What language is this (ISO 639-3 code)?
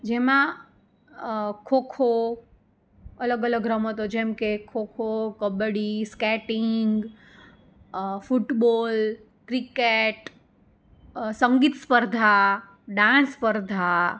guj